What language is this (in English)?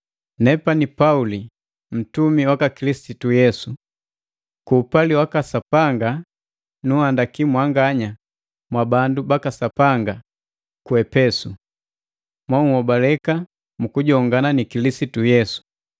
Matengo